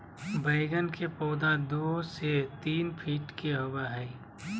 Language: Magahi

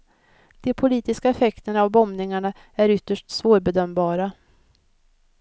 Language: Swedish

